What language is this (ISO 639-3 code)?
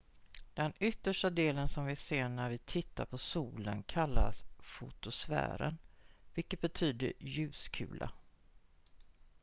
swe